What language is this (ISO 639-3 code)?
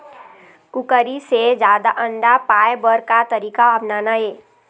hne